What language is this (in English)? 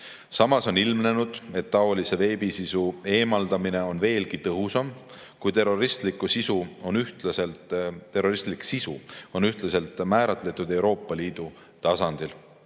Estonian